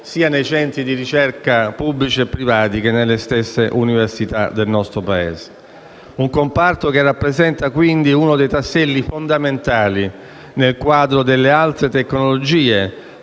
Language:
Italian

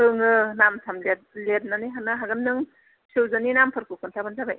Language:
Bodo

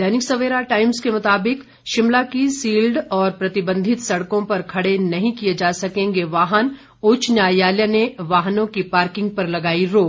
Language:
Hindi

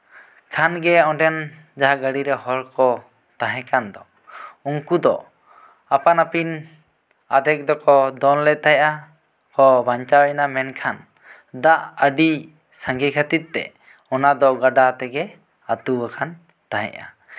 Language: Santali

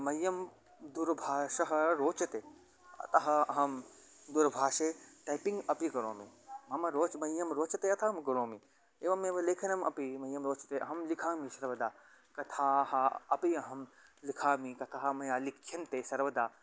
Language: Sanskrit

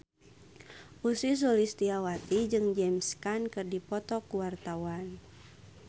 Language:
Sundanese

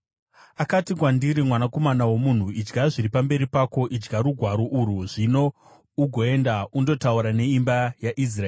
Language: Shona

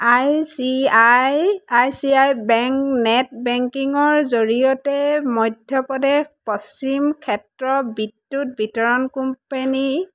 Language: Assamese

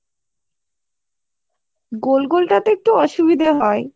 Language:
Bangla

